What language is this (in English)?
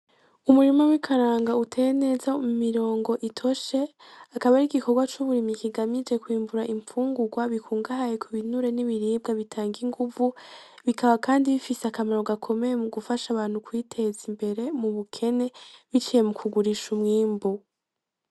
Rundi